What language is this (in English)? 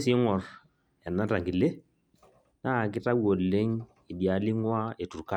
Masai